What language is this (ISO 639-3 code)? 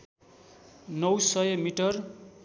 nep